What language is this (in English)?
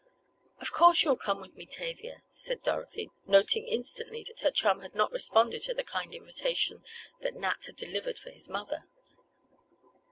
English